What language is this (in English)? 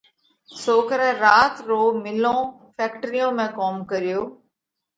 Parkari Koli